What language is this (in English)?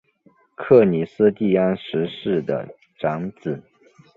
Chinese